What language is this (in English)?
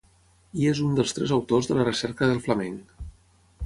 Catalan